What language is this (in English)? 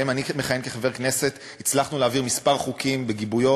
Hebrew